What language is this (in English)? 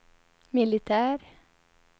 Swedish